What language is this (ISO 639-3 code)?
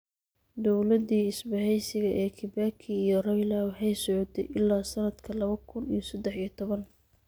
som